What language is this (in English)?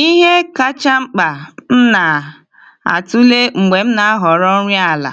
Igbo